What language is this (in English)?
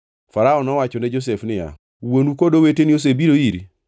Luo (Kenya and Tanzania)